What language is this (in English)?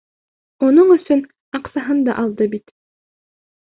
Bashkir